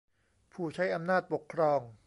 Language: Thai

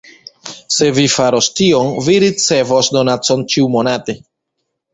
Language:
Esperanto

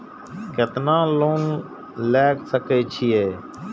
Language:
Maithili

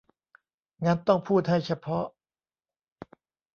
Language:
Thai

